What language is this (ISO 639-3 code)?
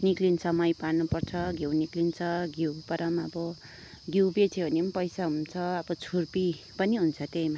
nep